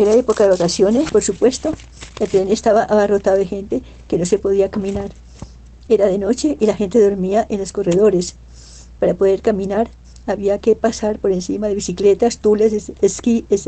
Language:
Spanish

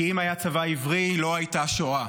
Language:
Hebrew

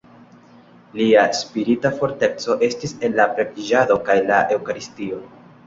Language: Esperanto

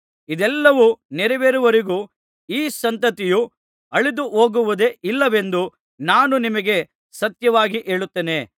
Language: Kannada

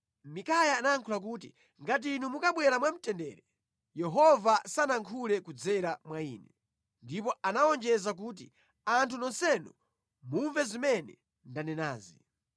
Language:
Nyanja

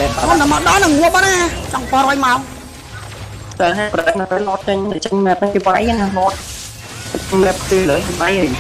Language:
Thai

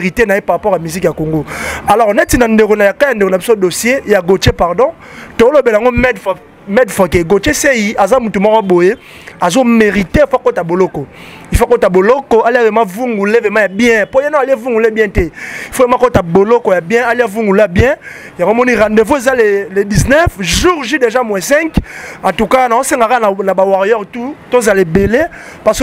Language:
French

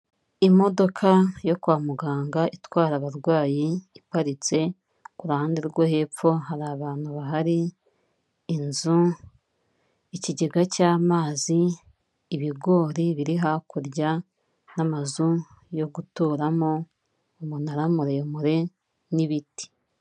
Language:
Kinyarwanda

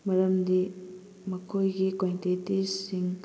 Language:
Manipuri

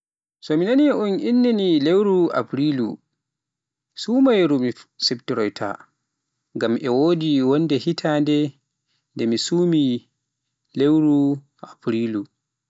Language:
Pular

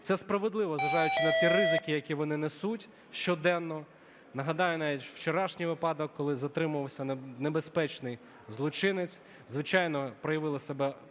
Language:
Ukrainian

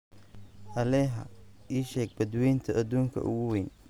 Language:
Somali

